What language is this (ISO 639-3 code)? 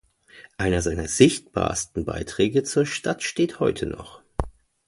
deu